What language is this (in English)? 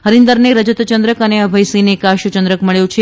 Gujarati